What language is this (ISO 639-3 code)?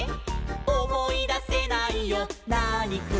jpn